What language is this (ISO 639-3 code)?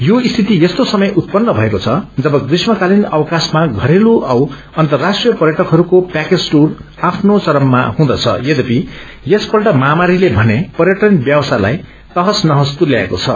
nep